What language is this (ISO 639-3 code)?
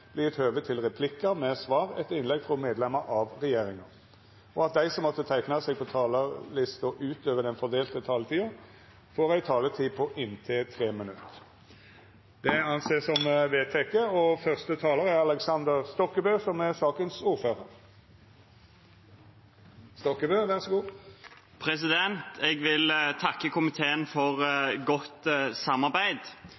nno